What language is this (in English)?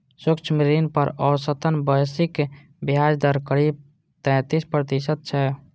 Maithili